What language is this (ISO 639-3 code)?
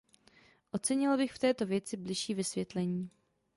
ces